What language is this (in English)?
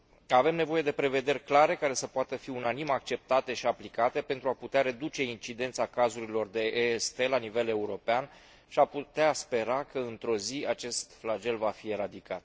Romanian